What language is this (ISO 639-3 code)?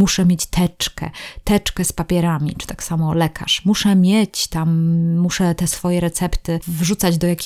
pol